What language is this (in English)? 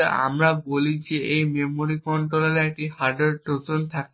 Bangla